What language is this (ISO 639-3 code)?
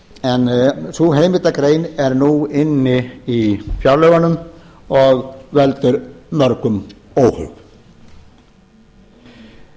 isl